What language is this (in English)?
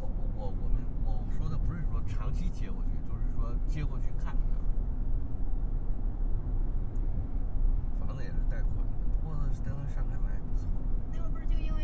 Chinese